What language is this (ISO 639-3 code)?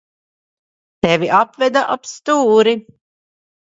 lav